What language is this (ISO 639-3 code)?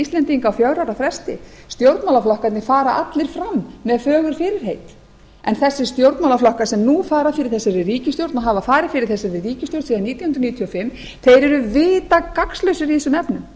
isl